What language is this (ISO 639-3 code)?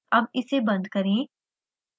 hin